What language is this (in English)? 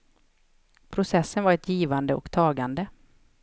Swedish